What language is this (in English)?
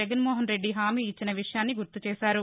Telugu